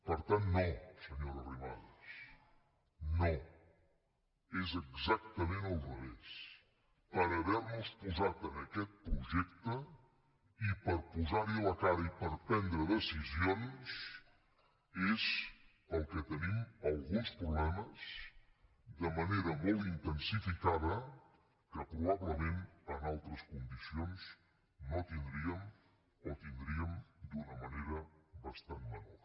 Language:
Catalan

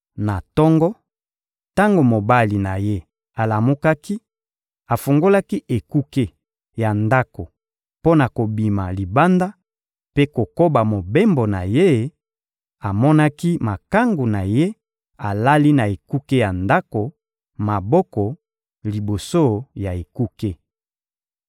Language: Lingala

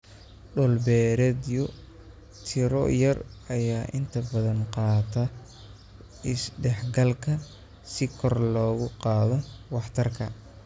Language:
Somali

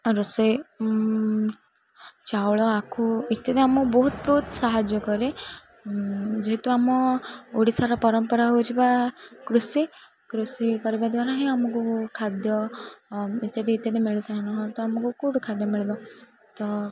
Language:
Odia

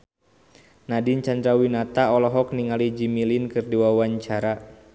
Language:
Sundanese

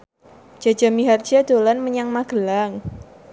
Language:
Javanese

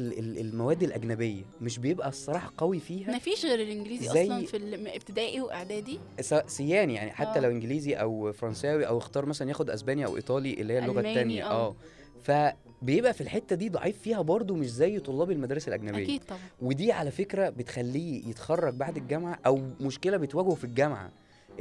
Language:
Arabic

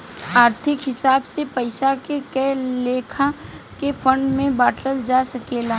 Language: Bhojpuri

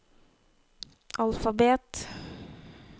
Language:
Norwegian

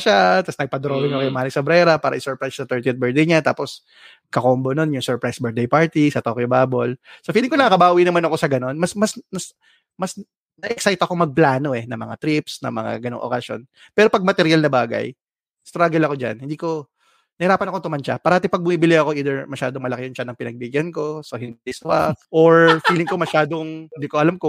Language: Filipino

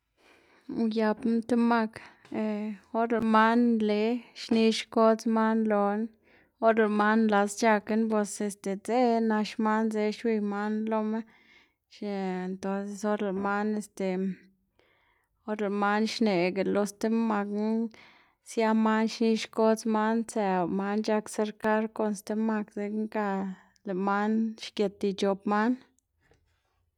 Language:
Xanaguía Zapotec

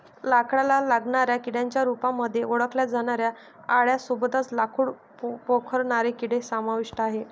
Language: Marathi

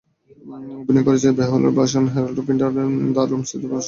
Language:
Bangla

